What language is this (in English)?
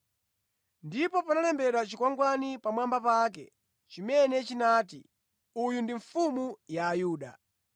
Nyanja